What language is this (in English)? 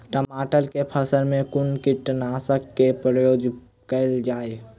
Maithili